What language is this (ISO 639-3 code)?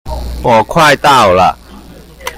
zho